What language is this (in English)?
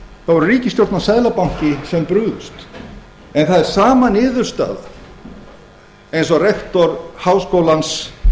Icelandic